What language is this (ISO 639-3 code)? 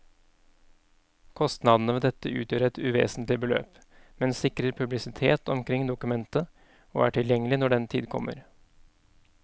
nor